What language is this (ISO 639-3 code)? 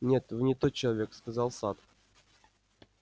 rus